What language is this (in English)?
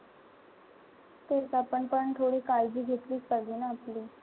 Marathi